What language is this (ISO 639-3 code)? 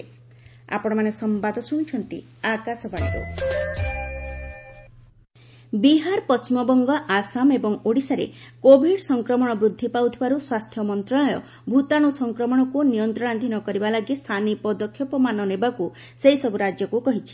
ori